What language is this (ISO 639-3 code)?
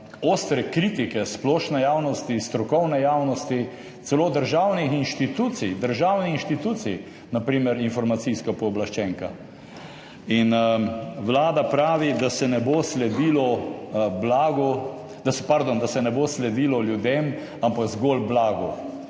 slv